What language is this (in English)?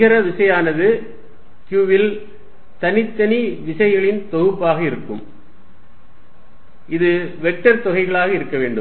Tamil